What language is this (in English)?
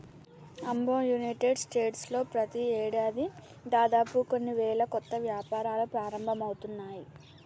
Telugu